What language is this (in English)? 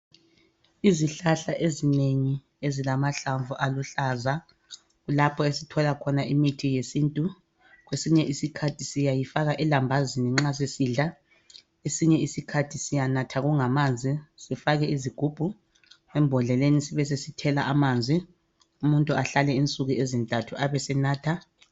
North Ndebele